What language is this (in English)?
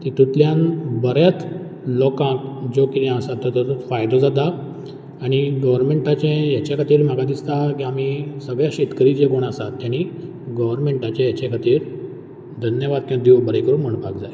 Konkani